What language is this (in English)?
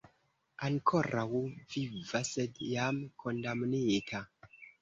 Esperanto